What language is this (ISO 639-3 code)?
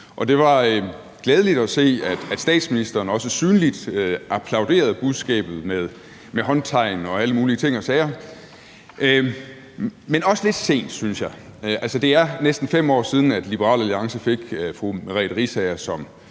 dan